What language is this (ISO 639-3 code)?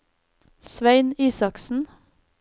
nor